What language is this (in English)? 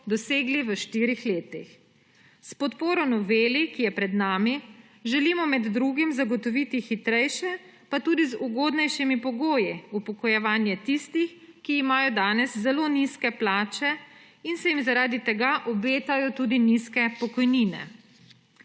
Slovenian